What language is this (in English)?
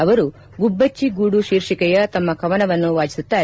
Kannada